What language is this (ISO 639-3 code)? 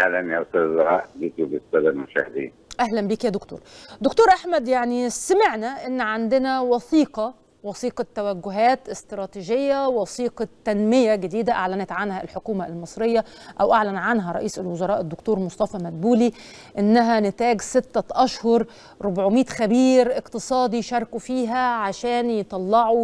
ara